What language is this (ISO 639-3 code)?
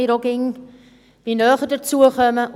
gsw